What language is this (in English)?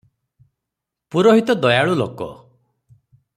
Odia